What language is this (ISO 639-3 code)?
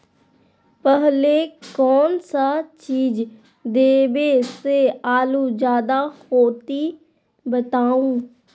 mag